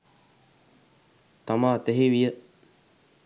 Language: Sinhala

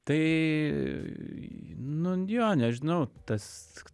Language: Lithuanian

